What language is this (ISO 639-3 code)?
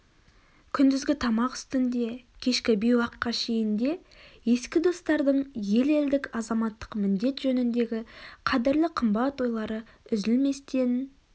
kaz